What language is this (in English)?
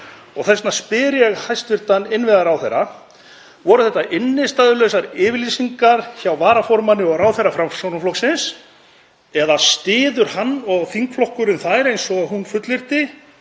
Icelandic